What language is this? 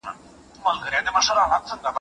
Pashto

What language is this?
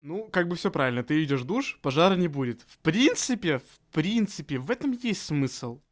Russian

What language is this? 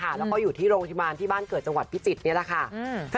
Thai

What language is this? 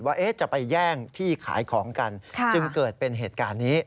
Thai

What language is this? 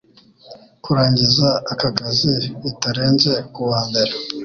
Kinyarwanda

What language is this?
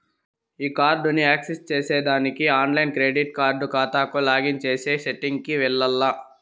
Telugu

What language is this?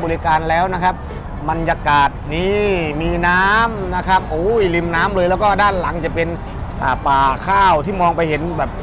Thai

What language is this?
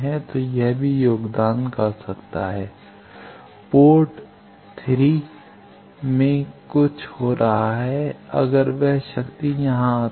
Hindi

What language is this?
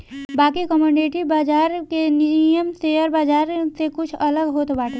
Bhojpuri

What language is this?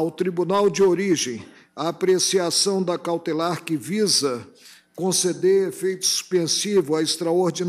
Portuguese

